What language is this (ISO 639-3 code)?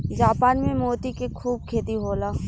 bho